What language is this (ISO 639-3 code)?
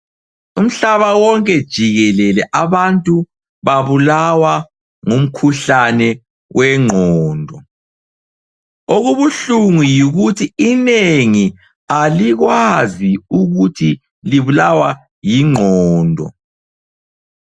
nde